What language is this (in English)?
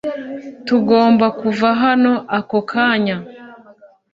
Kinyarwanda